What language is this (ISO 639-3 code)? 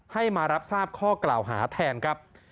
tha